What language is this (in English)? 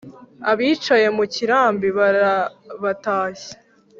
Kinyarwanda